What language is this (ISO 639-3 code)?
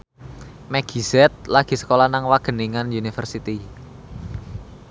jav